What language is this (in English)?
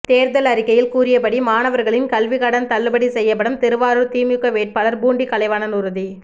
Tamil